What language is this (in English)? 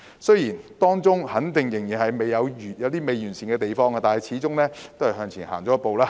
Cantonese